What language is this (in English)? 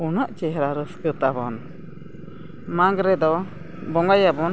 Santali